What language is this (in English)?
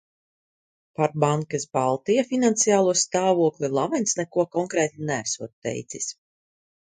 Latvian